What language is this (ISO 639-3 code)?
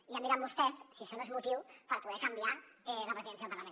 cat